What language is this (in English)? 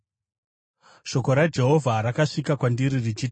Shona